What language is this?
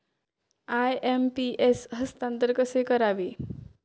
Marathi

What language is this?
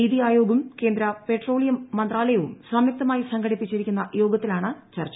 Malayalam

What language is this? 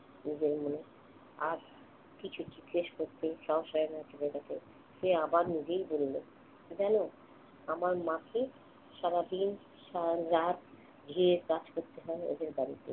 Bangla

